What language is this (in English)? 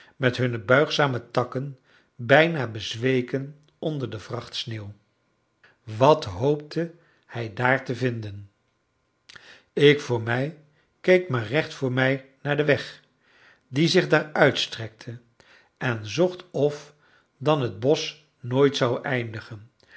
Dutch